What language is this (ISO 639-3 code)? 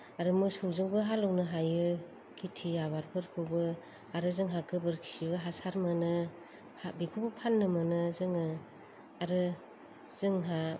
brx